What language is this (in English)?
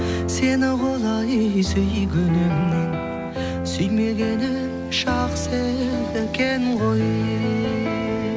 Kazakh